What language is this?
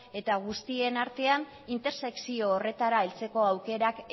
Basque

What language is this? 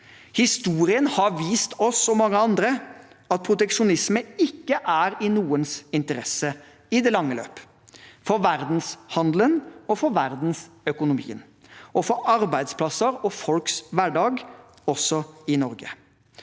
Norwegian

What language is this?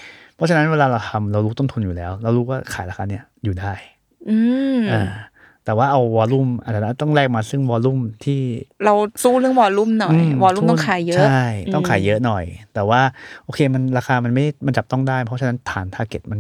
Thai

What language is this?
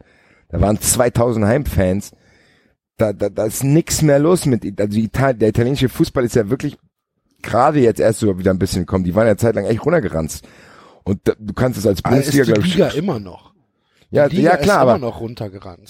German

